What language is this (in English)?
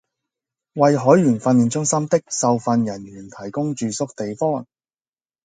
Cantonese